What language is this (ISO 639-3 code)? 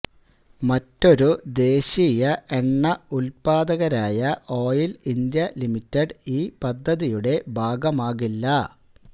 mal